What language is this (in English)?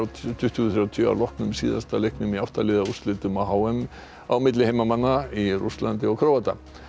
Icelandic